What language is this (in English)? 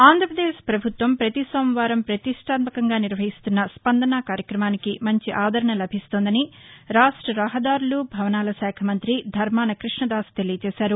Telugu